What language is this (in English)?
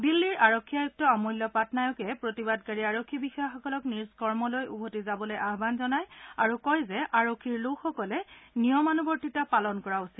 Assamese